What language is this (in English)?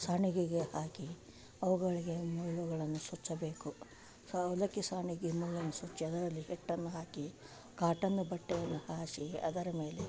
Kannada